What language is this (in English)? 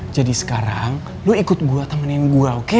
Indonesian